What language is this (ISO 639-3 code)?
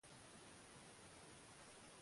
swa